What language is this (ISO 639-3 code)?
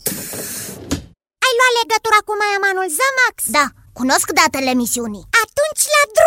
ron